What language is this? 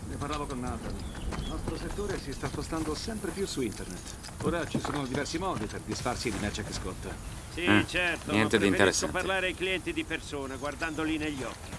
Italian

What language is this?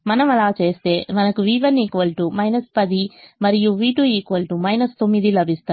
Telugu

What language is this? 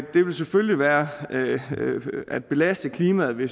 Danish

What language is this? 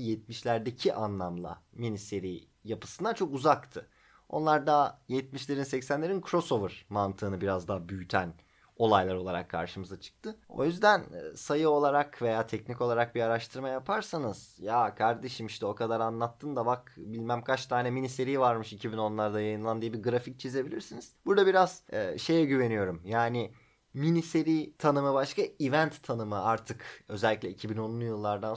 Turkish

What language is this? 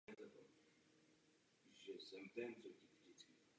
Czech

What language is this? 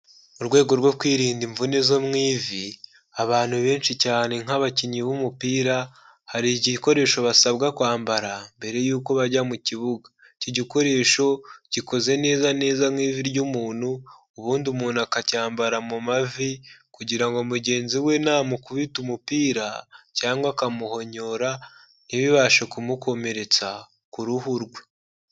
Kinyarwanda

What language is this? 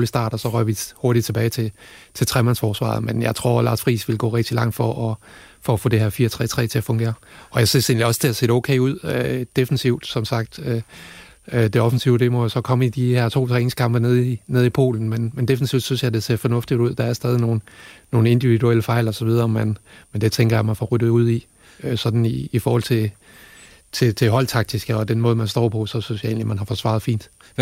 Danish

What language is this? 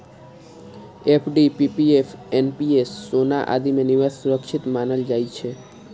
Maithili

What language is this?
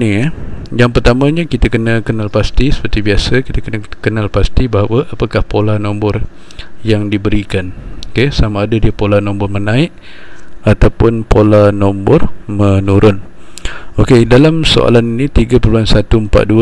Malay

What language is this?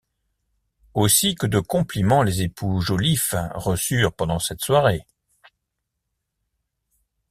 French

